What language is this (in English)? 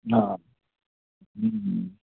Dogri